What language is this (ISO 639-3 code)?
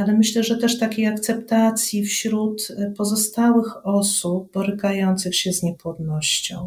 pol